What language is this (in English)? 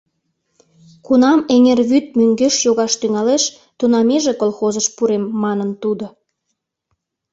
Mari